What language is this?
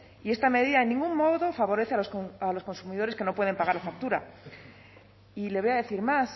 Spanish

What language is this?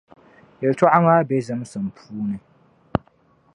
Dagbani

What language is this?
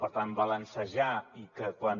Catalan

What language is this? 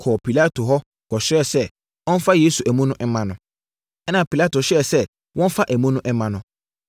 Akan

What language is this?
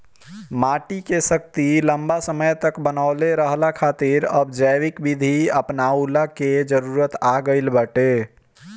Bhojpuri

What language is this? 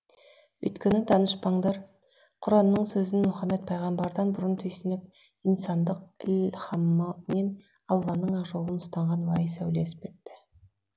Kazakh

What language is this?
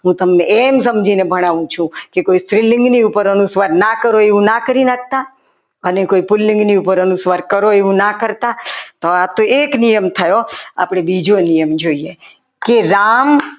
Gujarati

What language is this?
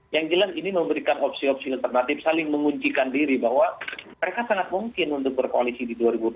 Indonesian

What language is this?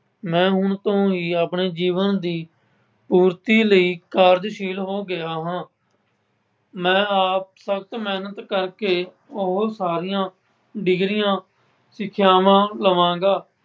Punjabi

